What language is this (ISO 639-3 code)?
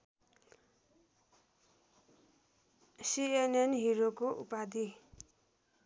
nep